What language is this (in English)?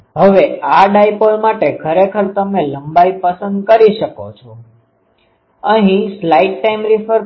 Gujarati